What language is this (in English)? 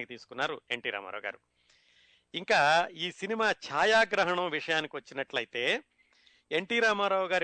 Telugu